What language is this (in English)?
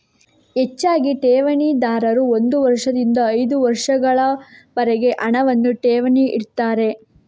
Kannada